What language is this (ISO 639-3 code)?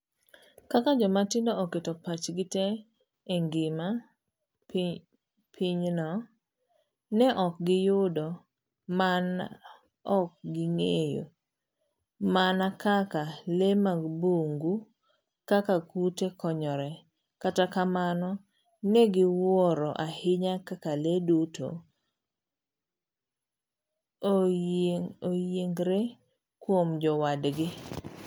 luo